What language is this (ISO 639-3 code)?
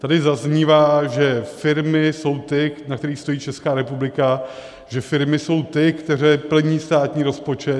ces